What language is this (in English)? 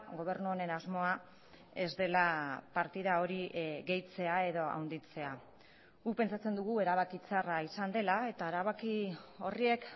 Basque